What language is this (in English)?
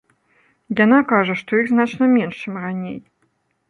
Belarusian